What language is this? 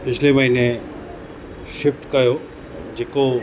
Sindhi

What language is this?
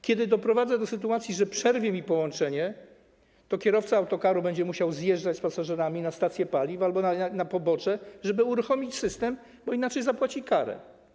Polish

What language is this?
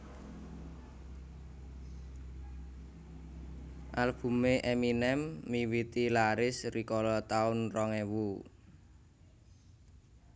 Javanese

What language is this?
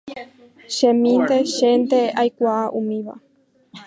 Guarani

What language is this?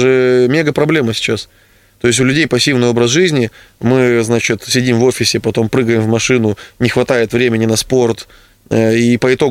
Russian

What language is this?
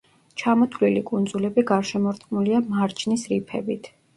Georgian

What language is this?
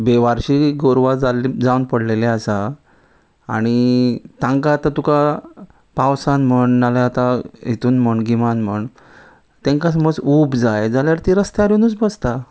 Konkani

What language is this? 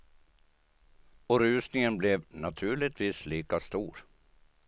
Swedish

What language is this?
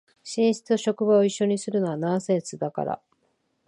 Japanese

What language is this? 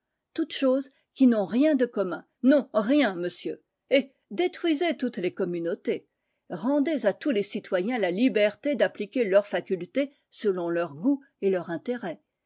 French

